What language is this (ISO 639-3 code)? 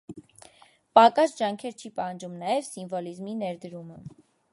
hye